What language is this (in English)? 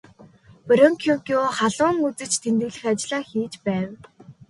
Mongolian